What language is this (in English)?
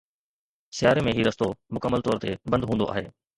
Sindhi